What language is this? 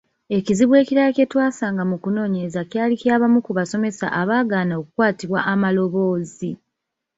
Ganda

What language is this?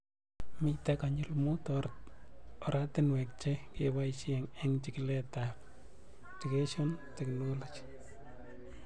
Kalenjin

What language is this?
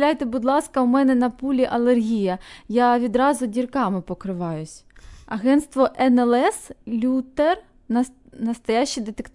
Ukrainian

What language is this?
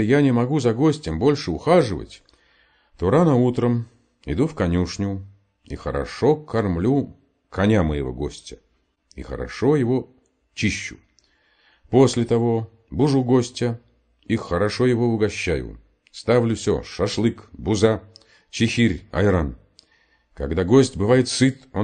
Russian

